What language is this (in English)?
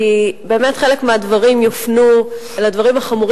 Hebrew